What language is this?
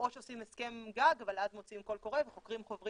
Hebrew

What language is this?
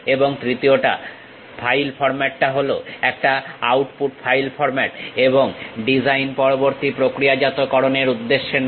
Bangla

